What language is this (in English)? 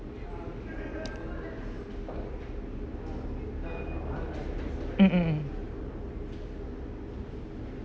English